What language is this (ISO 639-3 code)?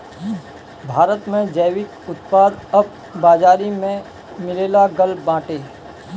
bho